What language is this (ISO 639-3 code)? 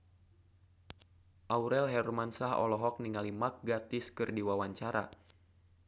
sun